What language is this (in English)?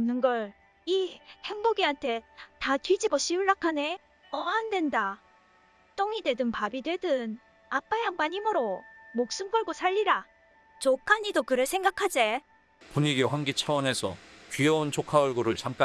Korean